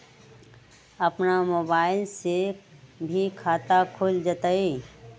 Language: Magahi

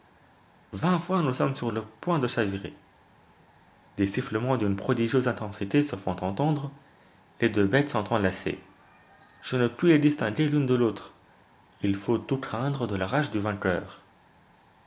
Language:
French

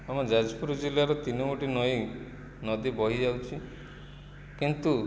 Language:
Odia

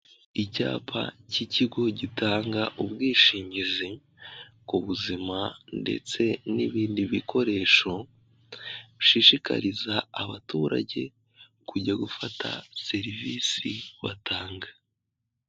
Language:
Kinyarwanda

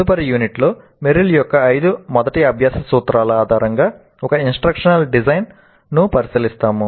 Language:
Telugu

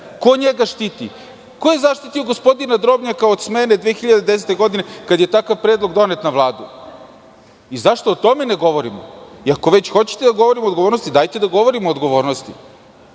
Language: Serbian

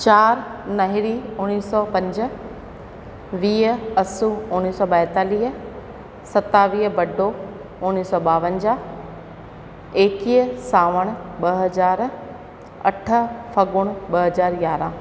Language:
Sindhi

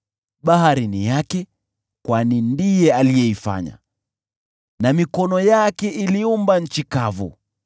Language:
Swahili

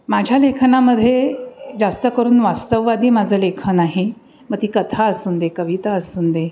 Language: Marathi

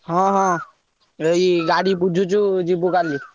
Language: Odia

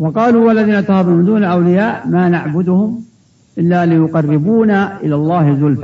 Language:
Arabic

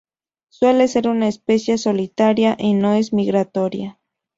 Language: Spanish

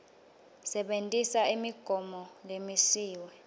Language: Swati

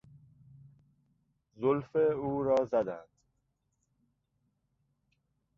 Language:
Persian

